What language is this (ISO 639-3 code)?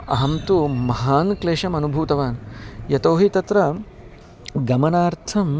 san